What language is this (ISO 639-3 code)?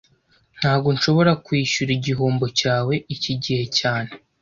kin